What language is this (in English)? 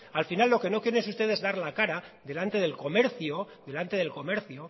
Spanish